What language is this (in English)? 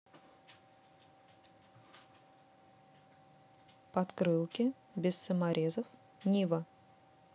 Russian